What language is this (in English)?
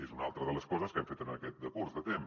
Catalan